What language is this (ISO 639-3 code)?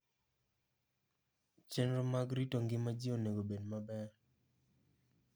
luo